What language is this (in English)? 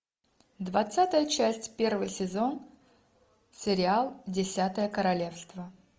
Russian